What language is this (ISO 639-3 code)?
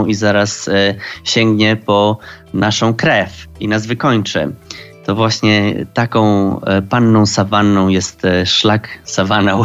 pol